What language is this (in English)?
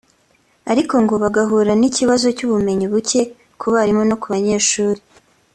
Kinyarwanda